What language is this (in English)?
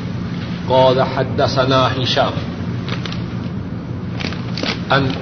Urdu